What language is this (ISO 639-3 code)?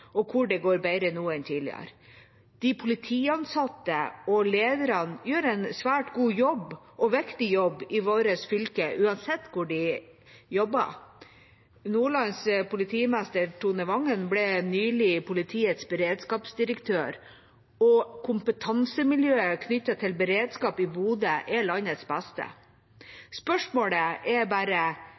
nob